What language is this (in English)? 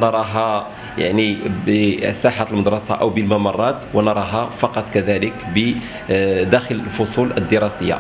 Arabic